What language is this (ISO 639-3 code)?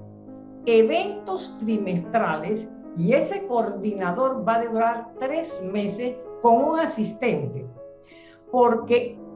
spa